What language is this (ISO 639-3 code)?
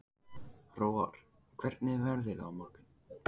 isl